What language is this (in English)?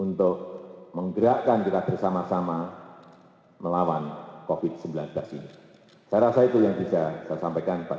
Indonesian